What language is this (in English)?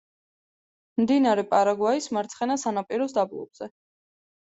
Georgian